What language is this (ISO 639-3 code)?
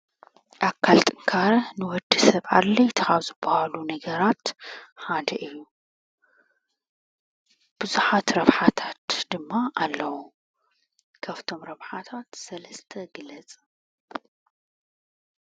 tir